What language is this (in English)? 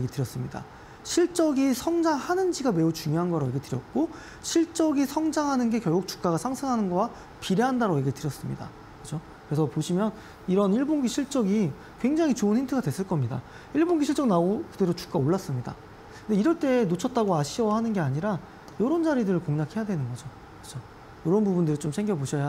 Korean